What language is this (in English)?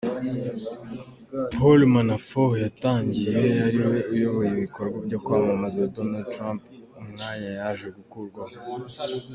Kinyarwanda